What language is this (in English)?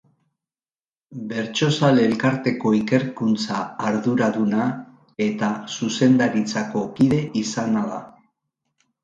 Basque